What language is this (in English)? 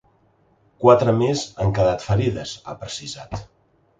Catalan